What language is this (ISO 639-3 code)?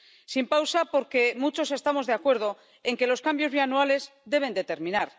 spa